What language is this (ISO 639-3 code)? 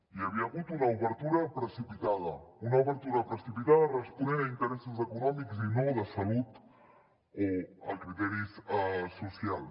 cat